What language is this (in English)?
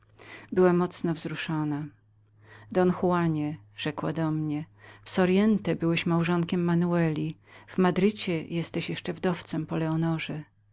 Polish